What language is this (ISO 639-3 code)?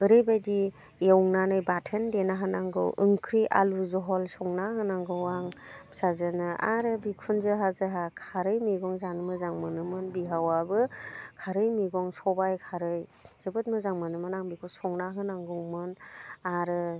brx